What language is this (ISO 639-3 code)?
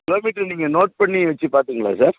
tam